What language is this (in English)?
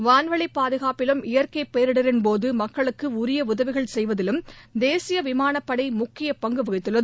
Tamil